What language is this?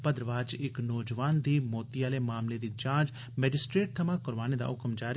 Dogri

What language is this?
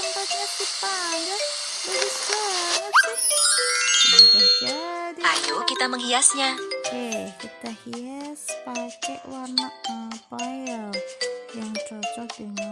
Indonesian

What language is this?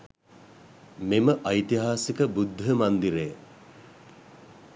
Sinhala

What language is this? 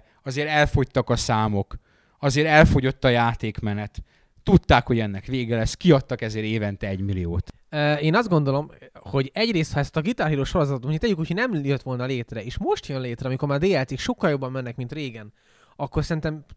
Hungarian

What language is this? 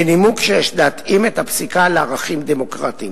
Hebrew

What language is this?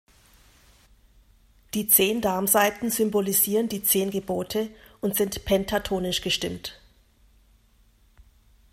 German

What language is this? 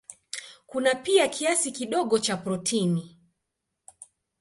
Swahili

